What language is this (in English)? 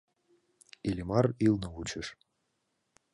Mari